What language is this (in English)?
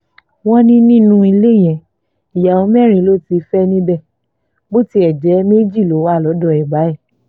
Yoruba